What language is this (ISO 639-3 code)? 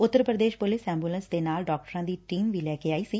pan